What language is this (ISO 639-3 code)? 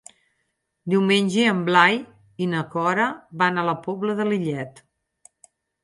cat